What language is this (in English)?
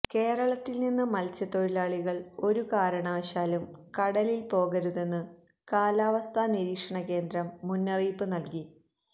Malayalam